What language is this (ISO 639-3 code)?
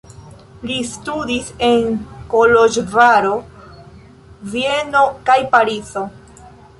epo